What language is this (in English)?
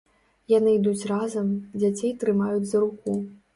Belarusian